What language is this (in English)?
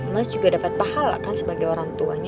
Indonesian